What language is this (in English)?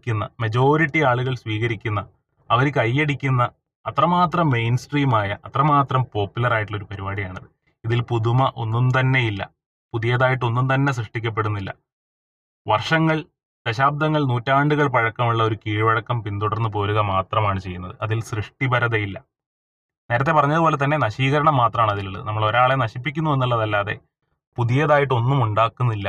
Malayalam